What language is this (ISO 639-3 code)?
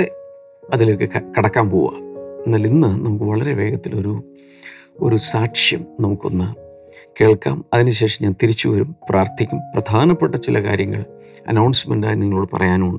mal